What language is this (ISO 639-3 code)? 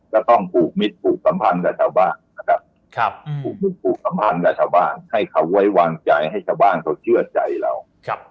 tha